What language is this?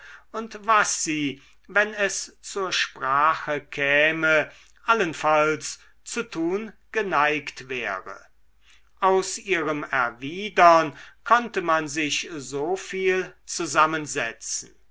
German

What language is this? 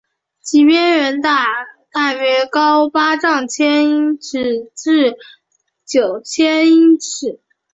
Chinese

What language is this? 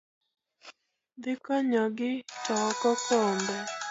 Luo (Kenya and Tanzania)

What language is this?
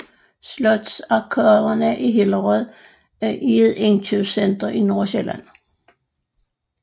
Danish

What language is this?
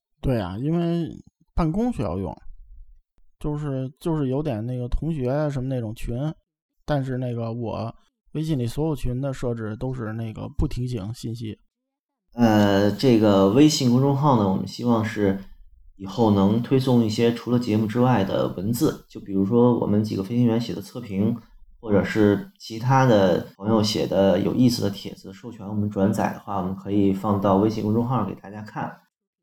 Chinese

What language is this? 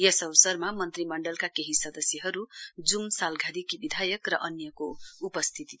Nepali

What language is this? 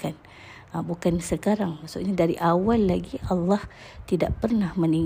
Malay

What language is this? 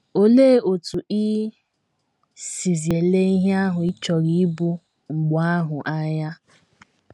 Igbo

